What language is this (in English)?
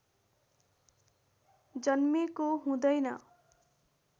Nepali